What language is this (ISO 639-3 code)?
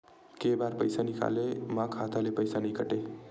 hne